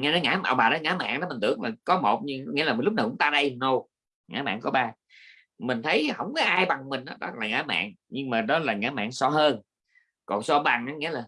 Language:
Vietnamese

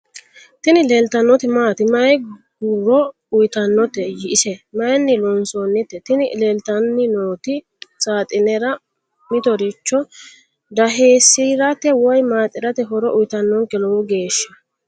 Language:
Sidamo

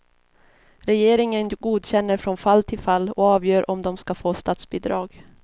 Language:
Swedish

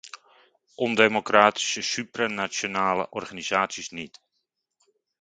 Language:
Dutch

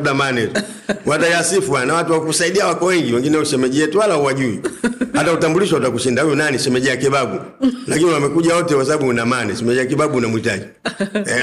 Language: Swahili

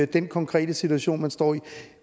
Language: Danish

